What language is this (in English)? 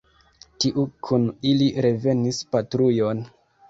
Esperanto